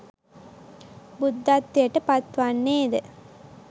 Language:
Sinhala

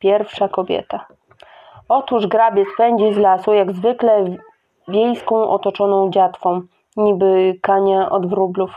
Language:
Polish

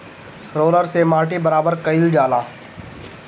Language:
Bhojpuri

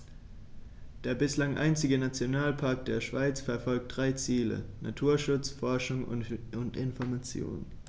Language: German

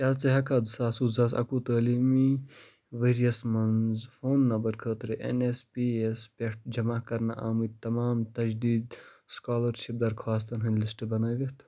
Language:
Kashmiri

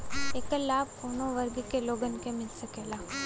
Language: Bhojpuri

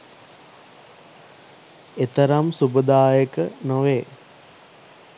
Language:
Sinhala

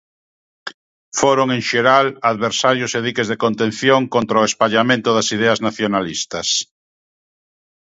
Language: Galician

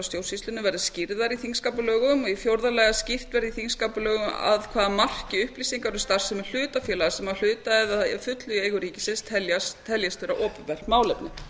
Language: Icelandic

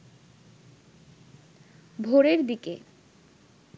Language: Bangla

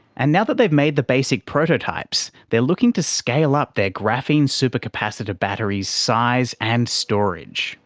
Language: English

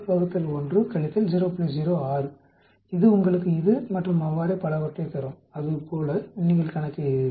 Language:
Tamil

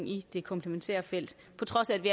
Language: Danish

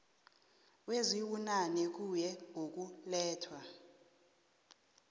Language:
South Ndebele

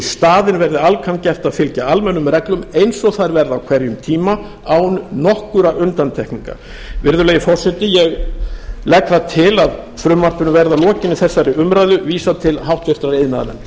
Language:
Icelandic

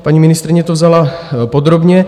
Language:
Czech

